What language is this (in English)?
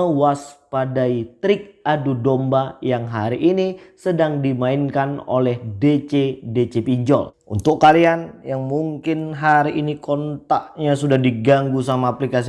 Indonesian